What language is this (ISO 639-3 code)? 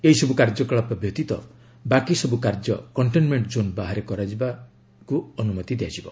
ori